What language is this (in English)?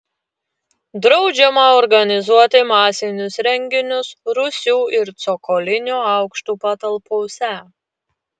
Lithuanian